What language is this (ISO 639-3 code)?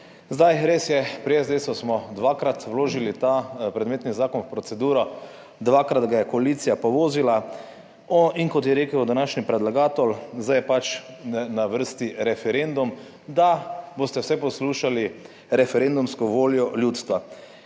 slv